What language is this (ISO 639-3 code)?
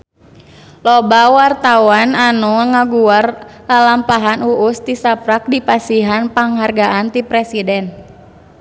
sun